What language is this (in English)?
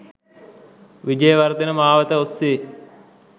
Sinhala